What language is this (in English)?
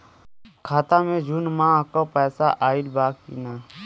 Bhojpuri